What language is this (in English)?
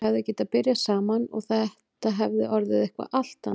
Icelandic